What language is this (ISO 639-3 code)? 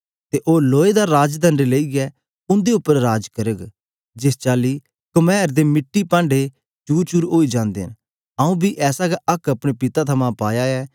doi